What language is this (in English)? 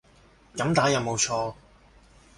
Cantonese